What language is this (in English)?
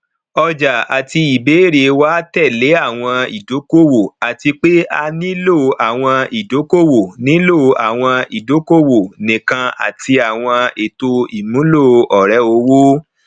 Yoruba